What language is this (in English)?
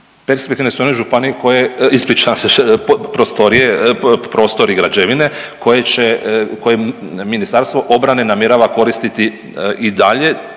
Croatian